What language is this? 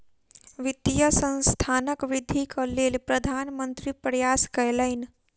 Maithili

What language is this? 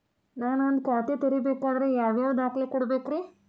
Kannada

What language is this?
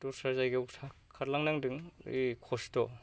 Bodo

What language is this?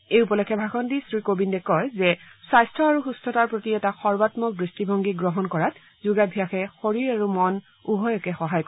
Assamese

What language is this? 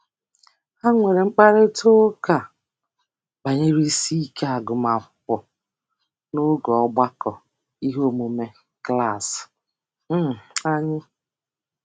Igbo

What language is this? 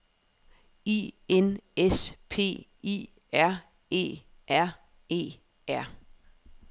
Danish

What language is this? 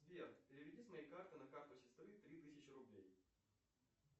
Russian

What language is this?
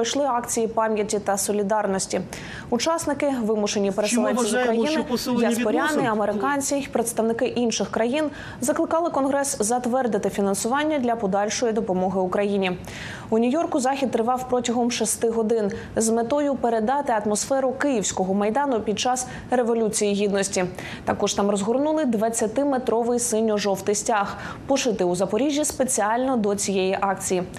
Ukrainian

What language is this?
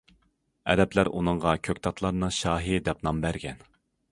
Uyghur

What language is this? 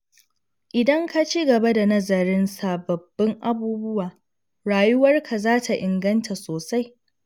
Hausa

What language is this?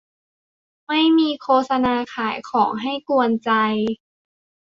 Thai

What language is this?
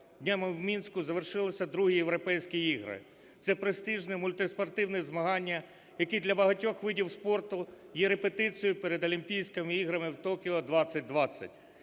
Ukrainian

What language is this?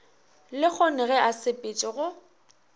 Northern Sotho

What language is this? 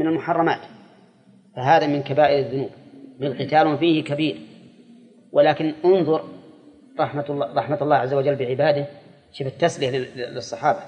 Arabic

